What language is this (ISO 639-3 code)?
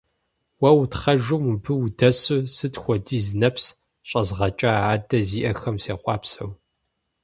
kbd